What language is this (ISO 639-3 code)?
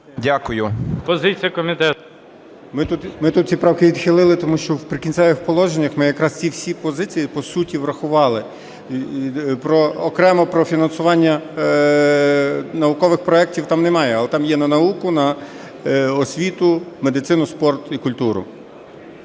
ukr